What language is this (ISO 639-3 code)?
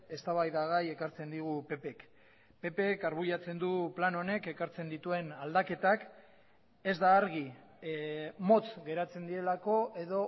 eus